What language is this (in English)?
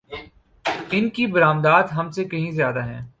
Urdu